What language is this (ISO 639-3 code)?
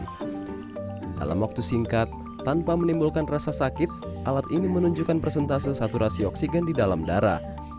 ind